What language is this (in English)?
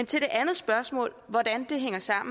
Danish